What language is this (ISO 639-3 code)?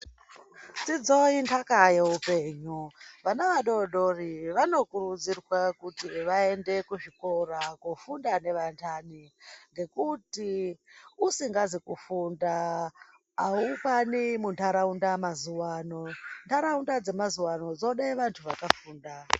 ndc